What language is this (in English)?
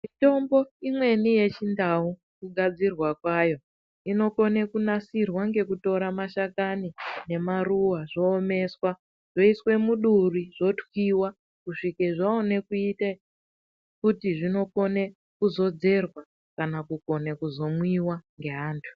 Ndau